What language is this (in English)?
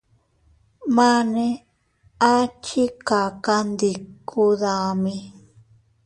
Teutila Cuicatec